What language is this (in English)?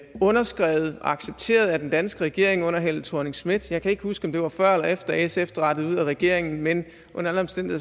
Danish